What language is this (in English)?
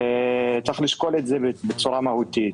Hebrew